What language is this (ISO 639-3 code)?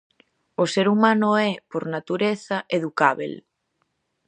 glg